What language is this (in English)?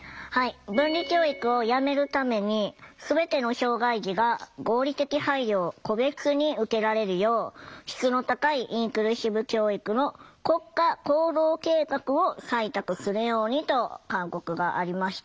Japanese